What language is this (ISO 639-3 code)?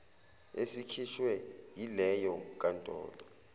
zul